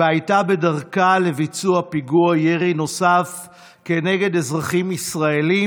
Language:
Hebrew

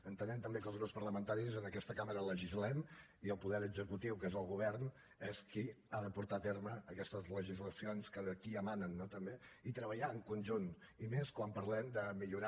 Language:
Catalan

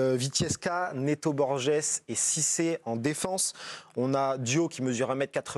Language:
French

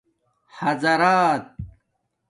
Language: Domaaki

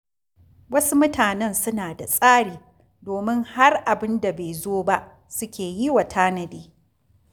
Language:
Hausa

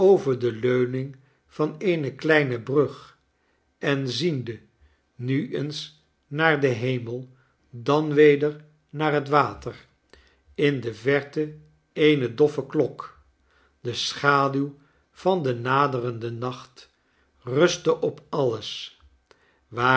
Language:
Dutch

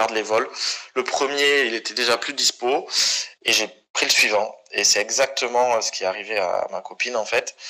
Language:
French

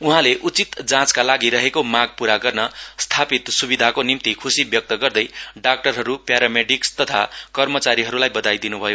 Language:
Nepali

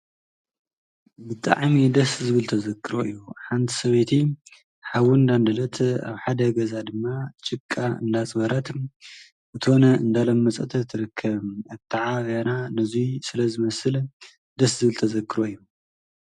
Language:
Tigrinya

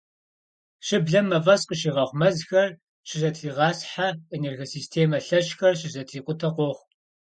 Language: Kabardian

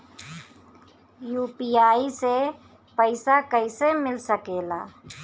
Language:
Bhojpuri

